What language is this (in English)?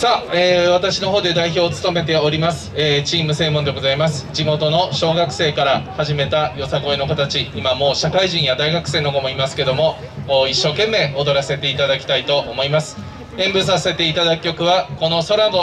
Japanese